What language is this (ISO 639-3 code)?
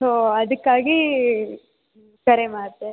kan